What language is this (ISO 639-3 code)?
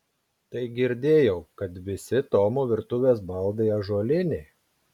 lit